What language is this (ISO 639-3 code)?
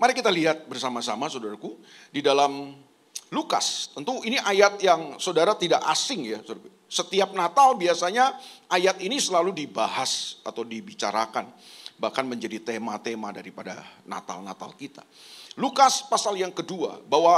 ind